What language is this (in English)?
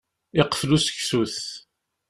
Kabyle